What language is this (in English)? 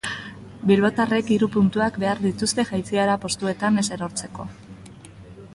Basque